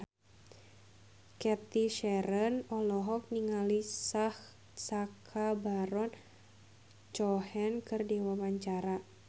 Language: Sundanese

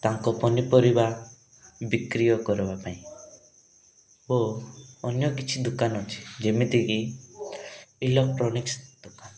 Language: Odia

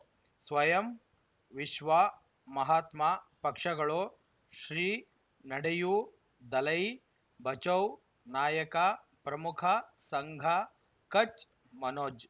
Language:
Kannada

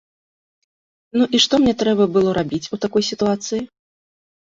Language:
Belarusian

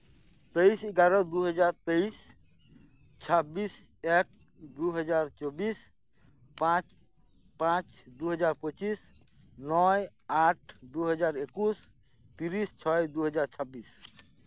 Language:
Santali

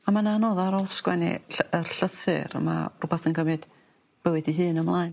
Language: Welsh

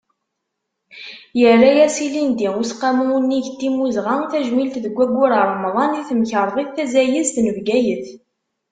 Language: Kabyle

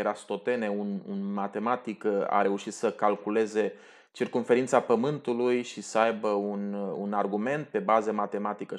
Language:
Romanian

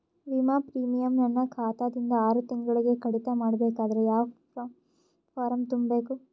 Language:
Kannada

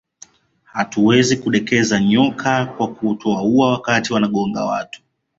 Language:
Swahili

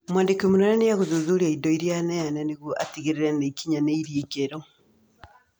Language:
Kikuyu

